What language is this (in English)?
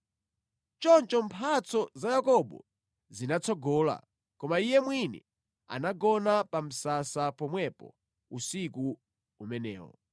Nyanja